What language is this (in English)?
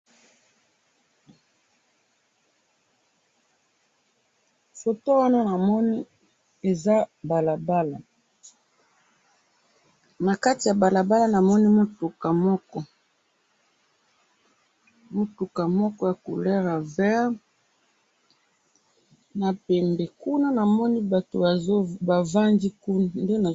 Lingala